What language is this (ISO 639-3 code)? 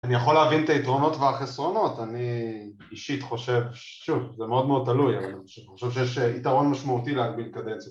heb